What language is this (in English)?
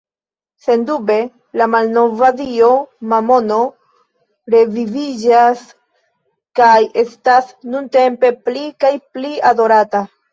Esperanto